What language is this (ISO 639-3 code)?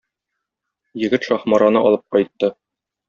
tat